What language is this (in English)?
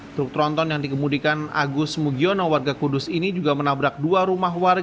Indonesian